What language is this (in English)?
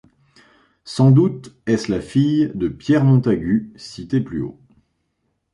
French